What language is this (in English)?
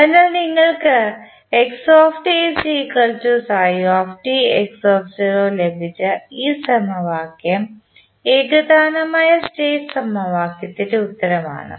Malayalam